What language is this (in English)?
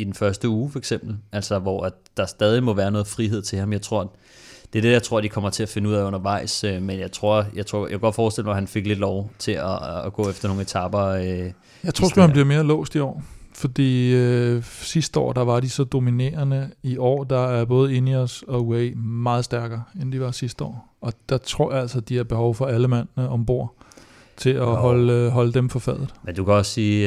Danish